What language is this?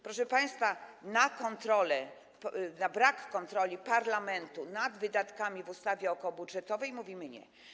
Polish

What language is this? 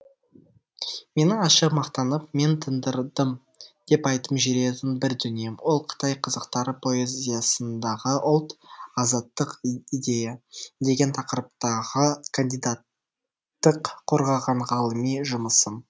Kazakh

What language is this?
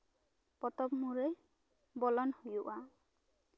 Santali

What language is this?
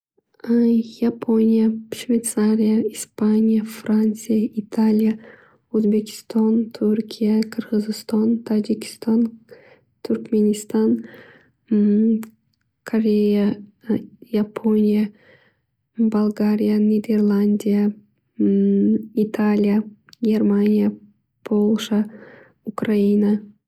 Uzbek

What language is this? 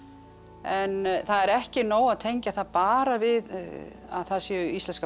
Icelandic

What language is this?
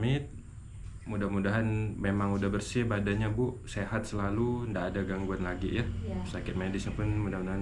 Indonesian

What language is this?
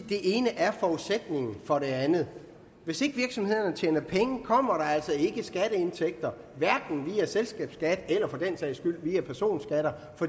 Danish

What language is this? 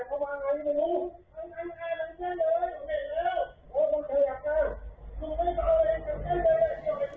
Thai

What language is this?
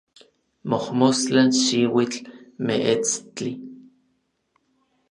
Orizaba Nahuatl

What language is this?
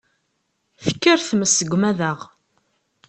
Kabyle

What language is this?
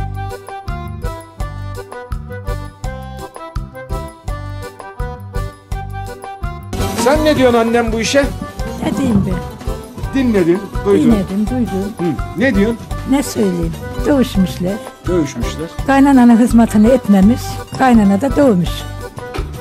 Turkish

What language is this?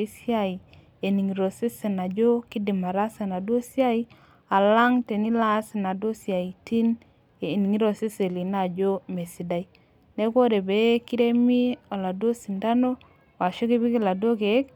Masai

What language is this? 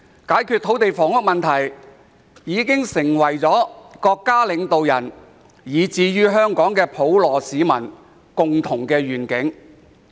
Cantonese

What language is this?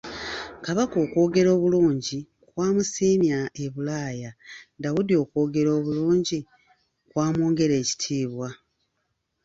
Ganda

